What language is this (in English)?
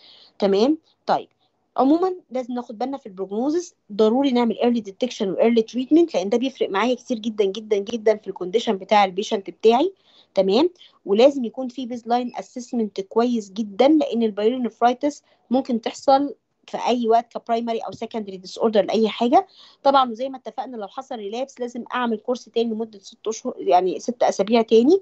Arabic